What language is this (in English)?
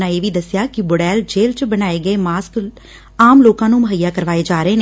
Punjabi